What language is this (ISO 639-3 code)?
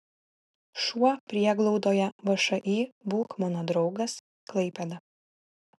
lit